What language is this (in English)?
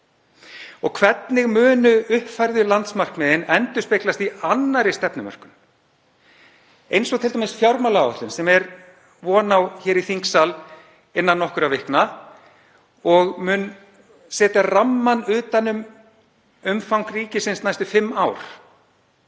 Icelandic